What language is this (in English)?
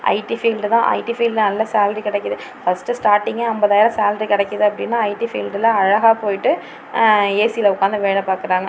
Tamil